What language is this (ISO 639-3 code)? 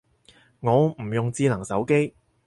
yue